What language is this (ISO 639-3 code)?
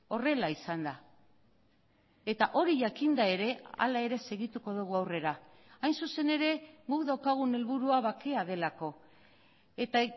eus